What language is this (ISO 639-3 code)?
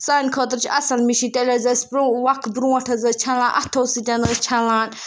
kas